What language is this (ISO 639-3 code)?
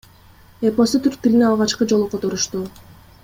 kir